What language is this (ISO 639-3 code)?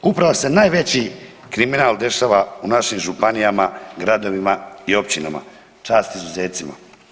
hrv